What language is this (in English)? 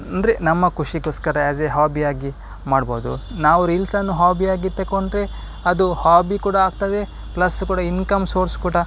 Kannada